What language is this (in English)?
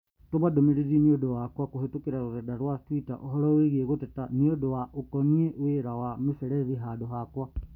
Kikuyu